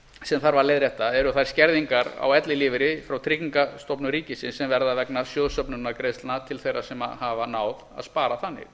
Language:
Icelandic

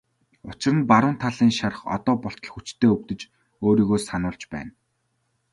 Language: Mongolian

